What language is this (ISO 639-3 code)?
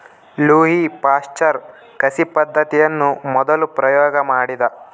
kan